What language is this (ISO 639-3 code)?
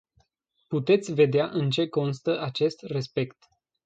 ron